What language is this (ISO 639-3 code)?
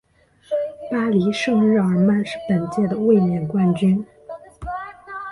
zho